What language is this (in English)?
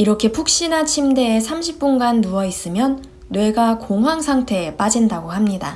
Korean